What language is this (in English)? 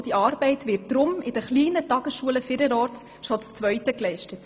Swiss German